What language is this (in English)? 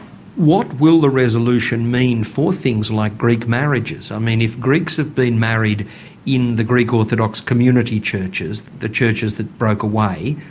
English